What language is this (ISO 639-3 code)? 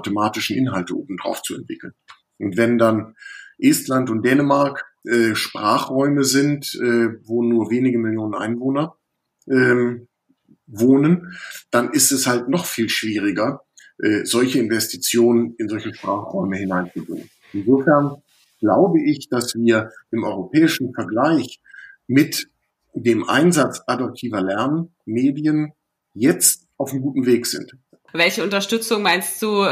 deu